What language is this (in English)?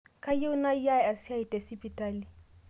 Masai